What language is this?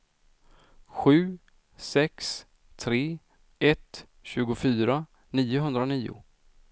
Swedish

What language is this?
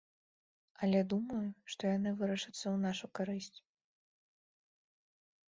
Belarusian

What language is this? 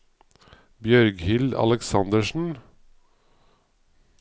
Norwegian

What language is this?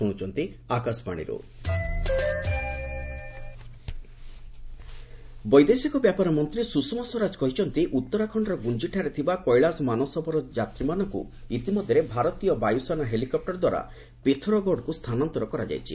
Odia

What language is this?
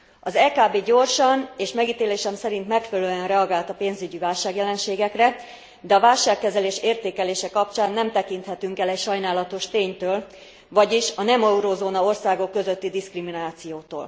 Hungarian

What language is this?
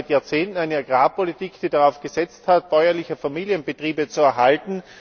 German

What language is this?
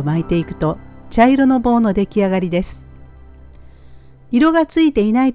Japanese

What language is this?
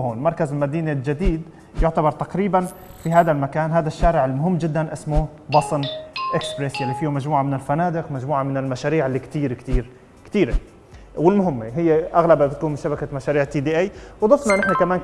Arabic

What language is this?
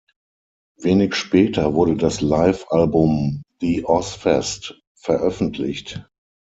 German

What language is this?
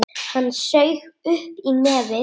Icelandic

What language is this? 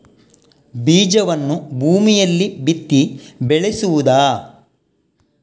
Kannada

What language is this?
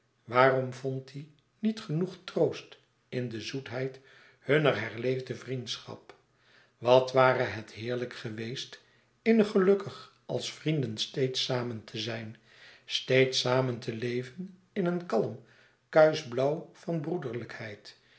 Dutch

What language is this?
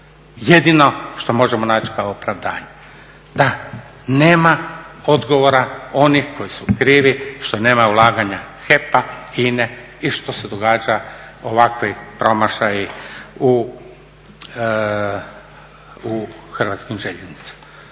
Croatian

